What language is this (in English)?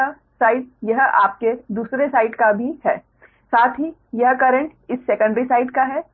Hindi